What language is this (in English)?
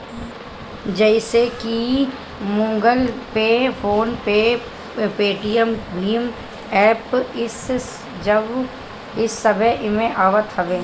Bhojpuri